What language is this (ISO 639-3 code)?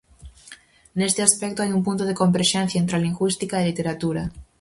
glg